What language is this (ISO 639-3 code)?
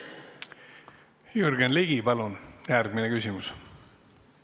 est